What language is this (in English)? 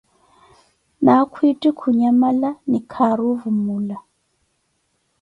Koti